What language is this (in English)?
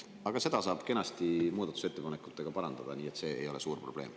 Estonian